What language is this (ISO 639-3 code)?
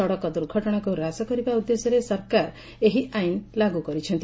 ori